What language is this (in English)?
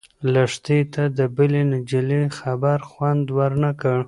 Pashto